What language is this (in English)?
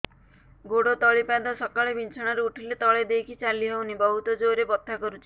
Odia